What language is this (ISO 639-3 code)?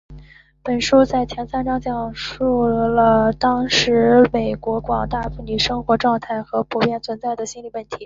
zho